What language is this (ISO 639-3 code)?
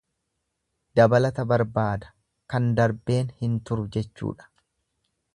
orm